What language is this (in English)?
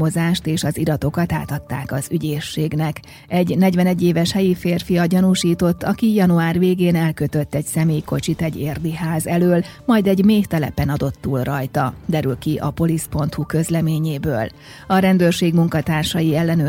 Hungarian